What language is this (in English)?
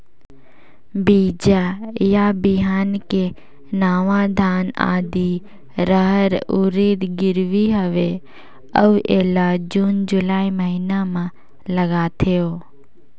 Chhattisgarhi